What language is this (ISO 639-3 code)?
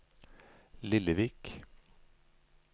nor